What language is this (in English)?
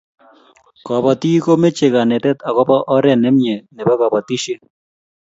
Kalenjin